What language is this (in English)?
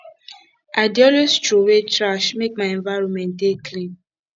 Nigerian Pidgin